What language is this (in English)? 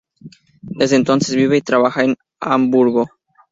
Spanish